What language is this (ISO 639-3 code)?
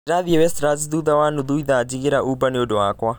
kik